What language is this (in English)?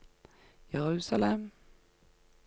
Norwegian